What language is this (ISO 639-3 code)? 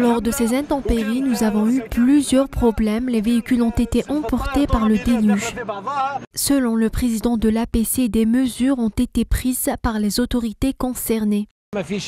fra